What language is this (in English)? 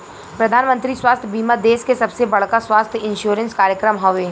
Bhojpuri